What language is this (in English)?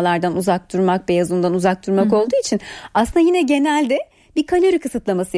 Turkish